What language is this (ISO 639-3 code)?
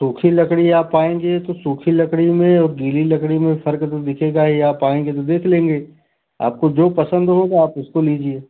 hin